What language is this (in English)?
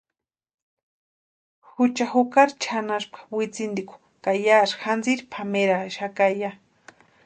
Western Highland Purepecha